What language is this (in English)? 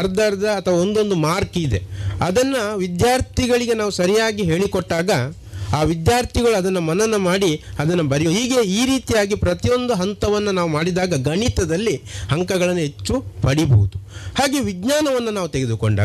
Kannada